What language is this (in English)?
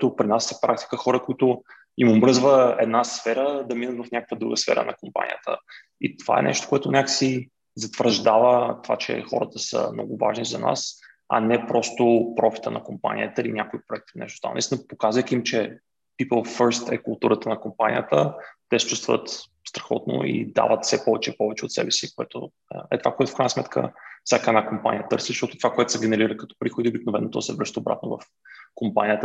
Bulgarian